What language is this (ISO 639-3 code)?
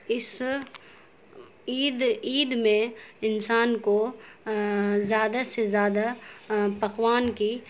urd